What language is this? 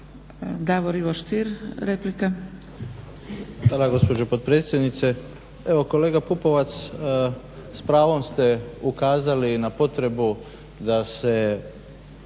Croatian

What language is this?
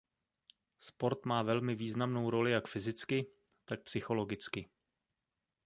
Czech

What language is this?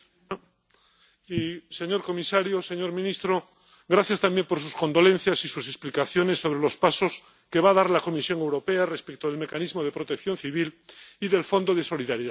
Spanish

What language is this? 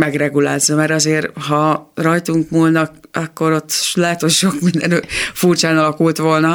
Hungarian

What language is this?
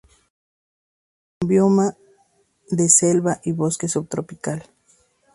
Spanish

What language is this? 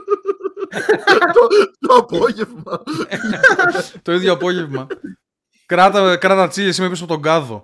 Greek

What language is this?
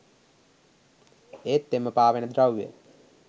Sinhala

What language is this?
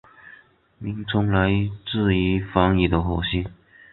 Chinese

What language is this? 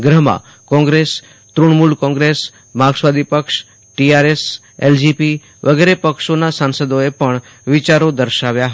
Gujarati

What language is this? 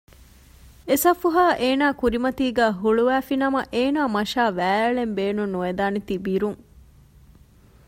Divehi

